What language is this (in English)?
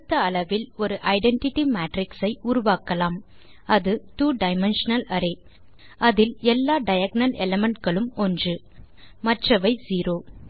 Tamil